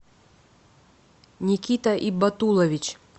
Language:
Russian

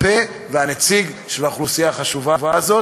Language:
Hebrew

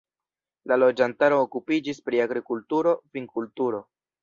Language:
Esperanto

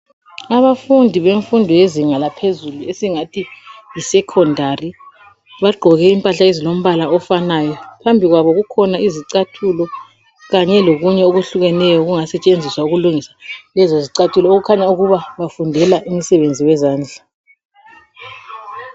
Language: North Ndebele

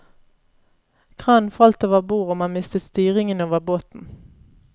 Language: Norwegian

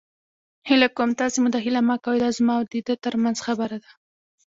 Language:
Pashto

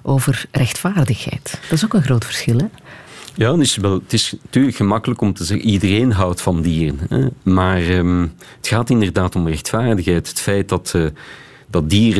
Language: Dutch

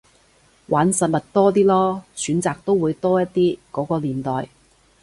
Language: Cantonese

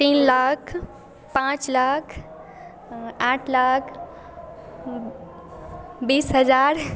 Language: Maithili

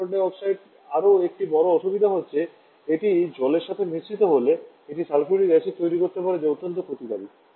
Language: Bangla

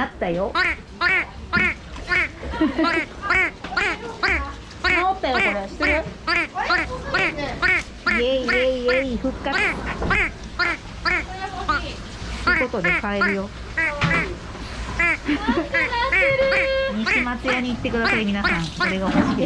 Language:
Japanese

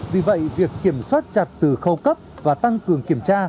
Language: Vietnamese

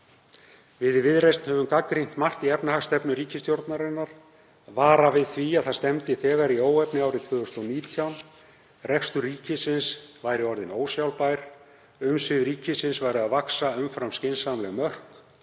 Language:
Icelandic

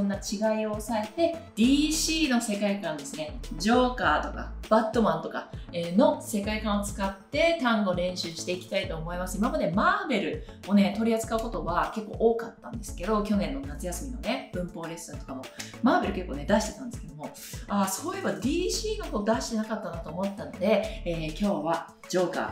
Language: Japanese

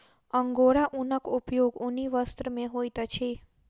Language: Maithili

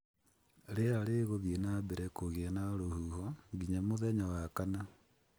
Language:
Kikuyu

